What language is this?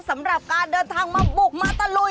Thai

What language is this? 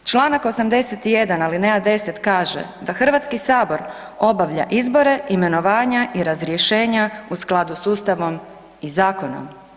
Croatian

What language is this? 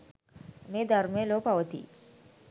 Sinhala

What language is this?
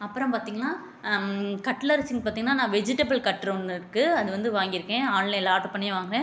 Tamil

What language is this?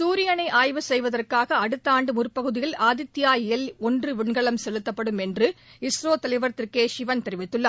Tamil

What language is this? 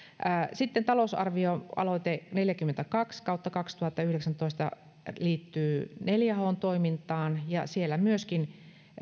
Finnish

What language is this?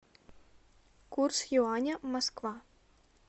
Russian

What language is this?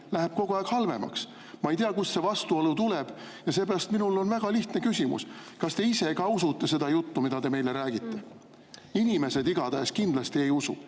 Estonian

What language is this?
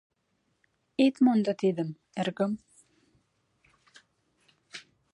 Mari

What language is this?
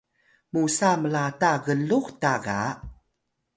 Atayal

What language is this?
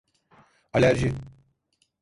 Turkish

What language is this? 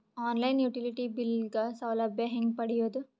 Kannada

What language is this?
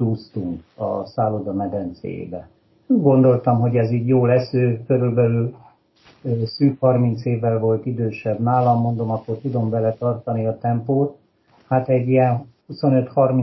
Hungarian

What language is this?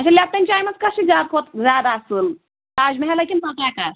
Kashmiri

